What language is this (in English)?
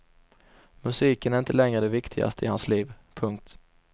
Swedish